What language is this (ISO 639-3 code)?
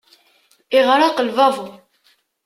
kab